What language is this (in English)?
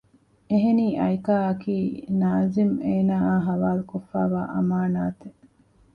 Divehi